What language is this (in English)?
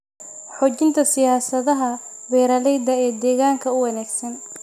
Somali